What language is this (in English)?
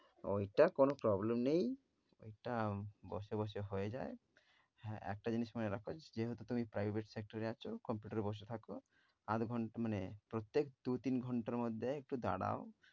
Bangla